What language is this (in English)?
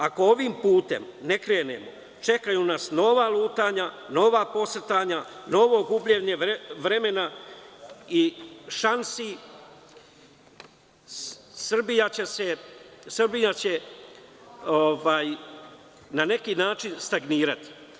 Serbian